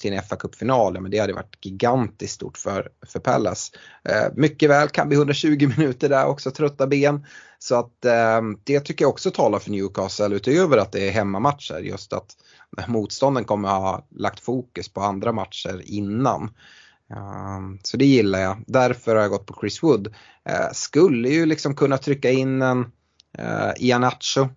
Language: Swedish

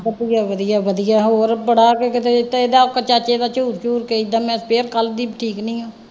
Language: Punjabi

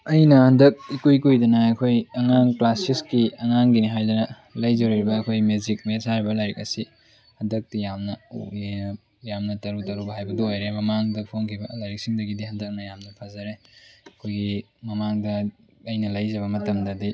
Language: Manipuri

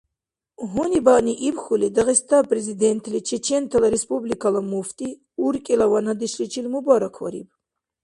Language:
Dargwa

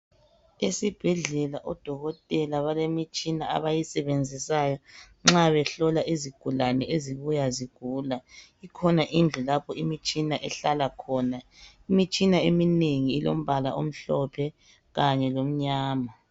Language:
North Ndebele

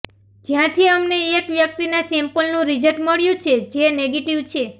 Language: Gujarati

